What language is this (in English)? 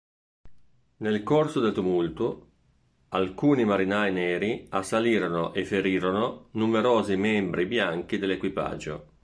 Italian